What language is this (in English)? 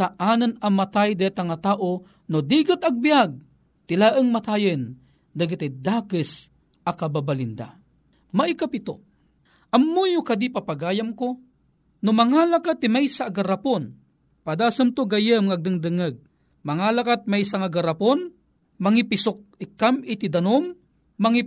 Filipino